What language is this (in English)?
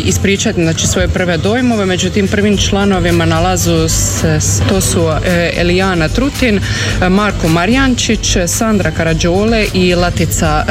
Croatian